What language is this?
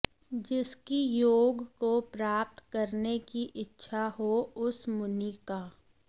Sanskrit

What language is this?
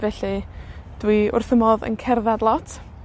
Welsh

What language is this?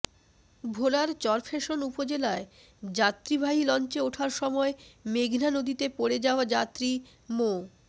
Bangla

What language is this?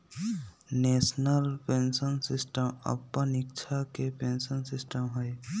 Magahi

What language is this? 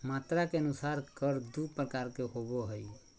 Magahi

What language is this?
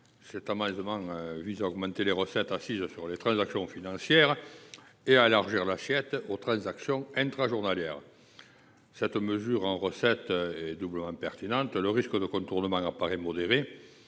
French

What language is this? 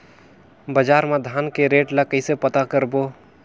Chhattisgarhi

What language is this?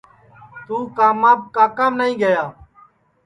Sansi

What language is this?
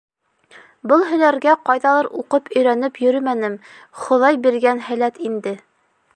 Bashkir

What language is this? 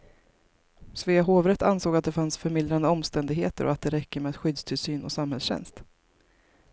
Swedish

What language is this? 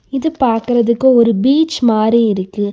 Tamil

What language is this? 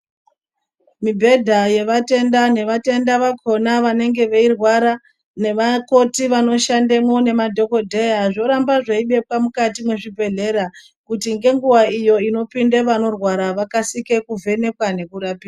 Ndau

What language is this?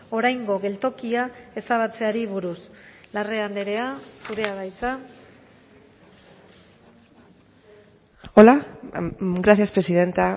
Basque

